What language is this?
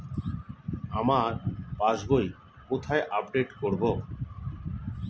Bangla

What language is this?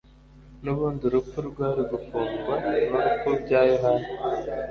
Kinyarwanda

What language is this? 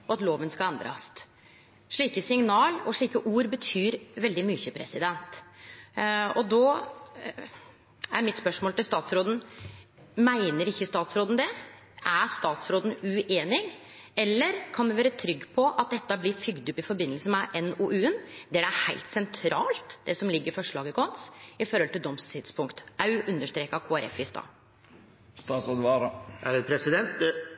Norwegian Nynorsk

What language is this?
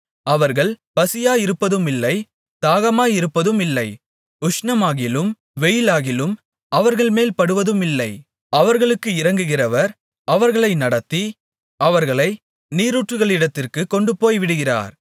Tamil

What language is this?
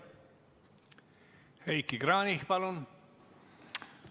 Estonian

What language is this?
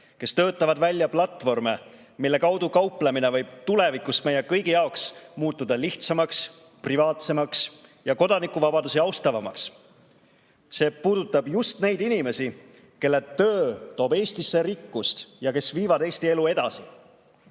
Estonian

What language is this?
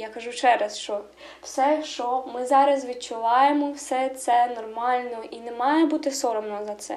Ukrainian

